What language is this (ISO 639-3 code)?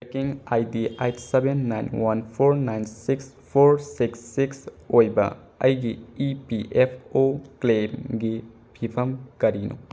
mni